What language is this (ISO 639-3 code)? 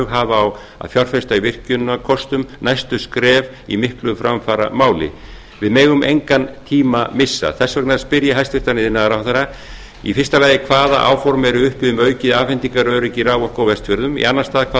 isl